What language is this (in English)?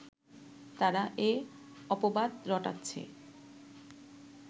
Bangla